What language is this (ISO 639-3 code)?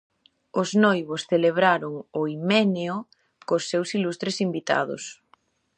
glg